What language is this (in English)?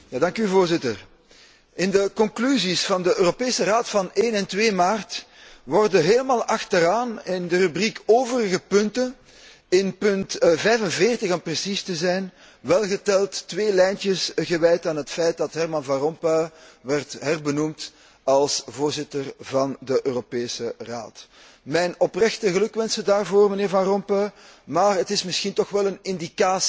Dutch